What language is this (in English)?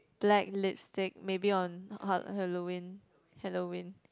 English